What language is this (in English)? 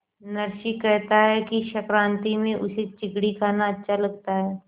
Hindi